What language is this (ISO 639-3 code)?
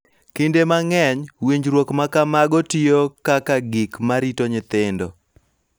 luo